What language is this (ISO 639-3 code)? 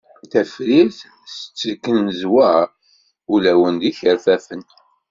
kab